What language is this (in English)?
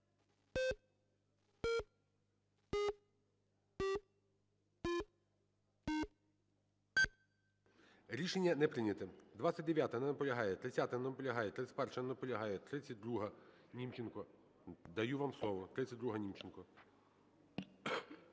Ukrainian